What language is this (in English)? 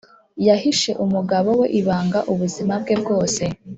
Kinyarwanda